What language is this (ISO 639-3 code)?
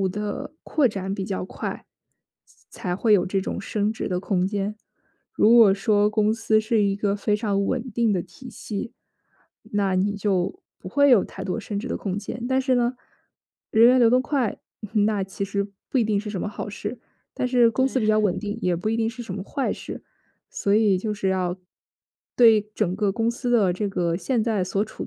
zho